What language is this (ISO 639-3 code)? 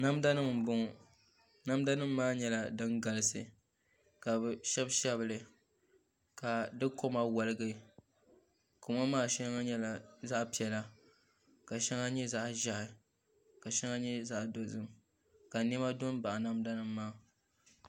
dag